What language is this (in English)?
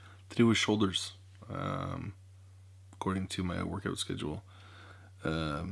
English